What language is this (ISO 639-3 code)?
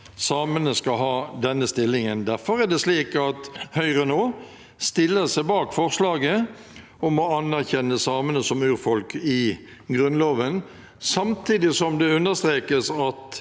nor